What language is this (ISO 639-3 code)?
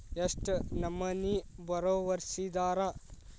kan